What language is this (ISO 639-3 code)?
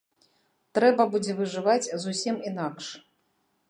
bel